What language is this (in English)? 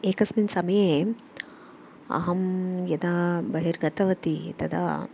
Sanskrit